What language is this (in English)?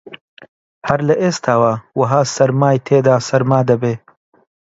Central Kurdish